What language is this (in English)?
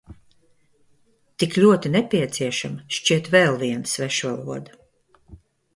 Latvian